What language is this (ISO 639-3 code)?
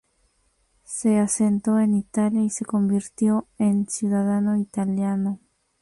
spa